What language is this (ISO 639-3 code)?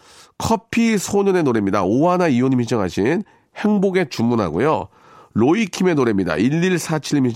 kor